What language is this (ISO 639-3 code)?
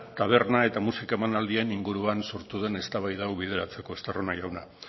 eus